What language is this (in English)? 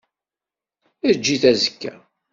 Kabyle